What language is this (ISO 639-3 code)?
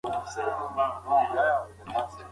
pus